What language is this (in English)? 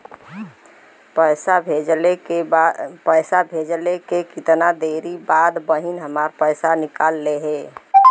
Bhojpuri